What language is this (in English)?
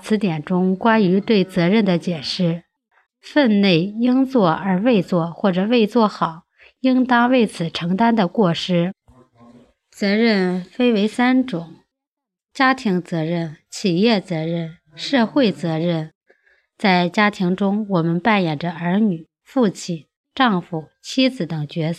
Chinese